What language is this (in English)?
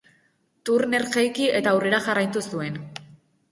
Basque